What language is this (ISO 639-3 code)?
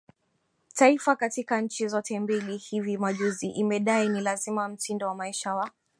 swa